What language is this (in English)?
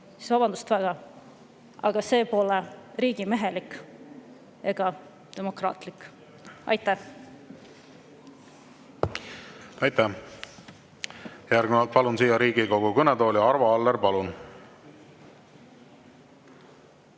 Estonian